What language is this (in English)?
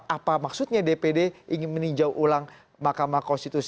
Indonesian